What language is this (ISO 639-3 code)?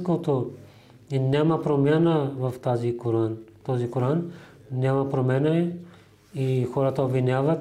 bul